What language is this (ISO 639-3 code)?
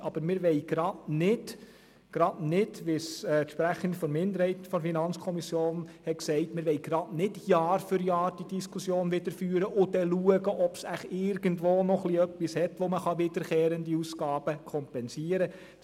gsw